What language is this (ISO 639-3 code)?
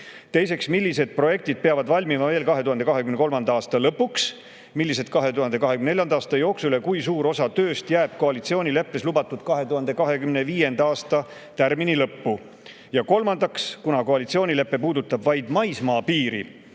est